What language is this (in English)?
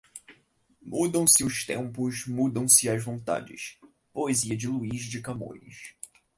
Portuguese